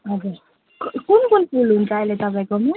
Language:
Nepali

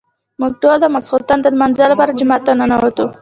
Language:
Pashto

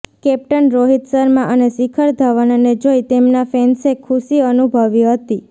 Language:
Gujarati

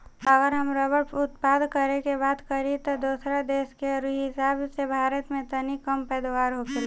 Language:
Bhojpuri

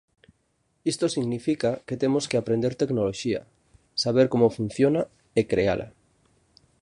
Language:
Galician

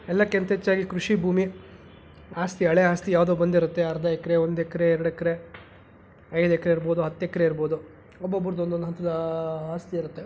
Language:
Kannada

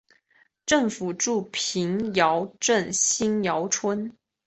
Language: Chinese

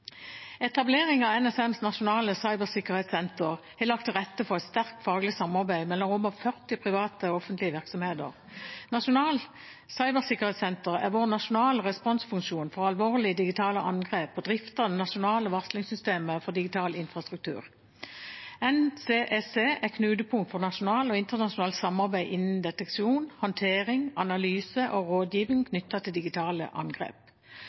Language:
Norwegian Bokmål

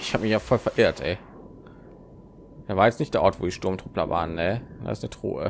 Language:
German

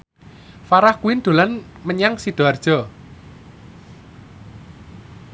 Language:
Javanese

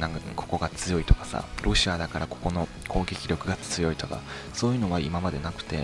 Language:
Japanese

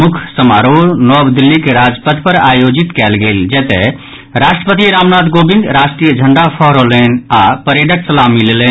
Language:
Maithili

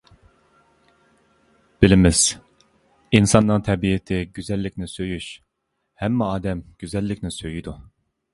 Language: Uyghur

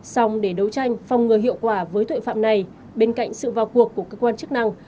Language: Vietnamese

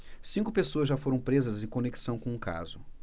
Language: Portuguese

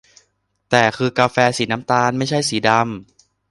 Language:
Thai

